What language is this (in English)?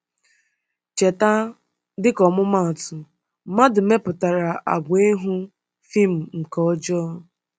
Igbo